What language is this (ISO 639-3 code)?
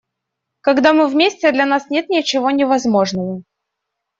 rus